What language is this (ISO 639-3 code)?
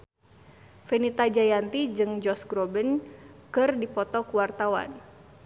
sun